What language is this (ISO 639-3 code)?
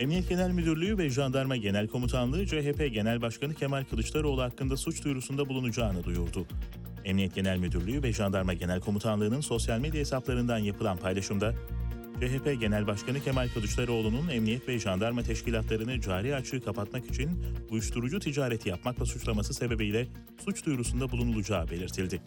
tur